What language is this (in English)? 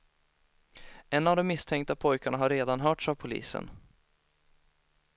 Swedish